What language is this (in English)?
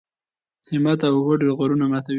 Pashto